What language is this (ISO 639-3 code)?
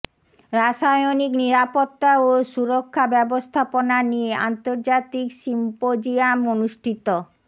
ben